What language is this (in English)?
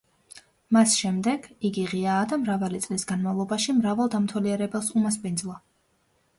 Georgian